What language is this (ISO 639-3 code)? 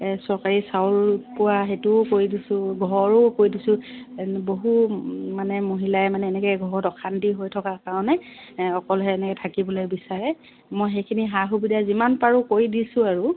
asm